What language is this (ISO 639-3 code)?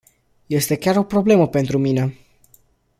ron